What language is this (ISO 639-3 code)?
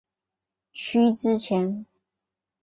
zho